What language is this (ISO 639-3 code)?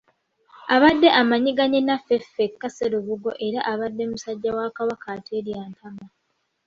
lug